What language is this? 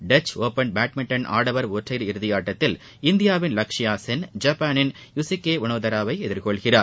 Tamil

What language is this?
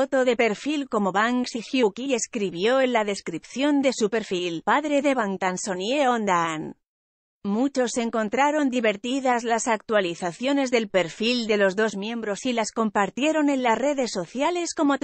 Spanish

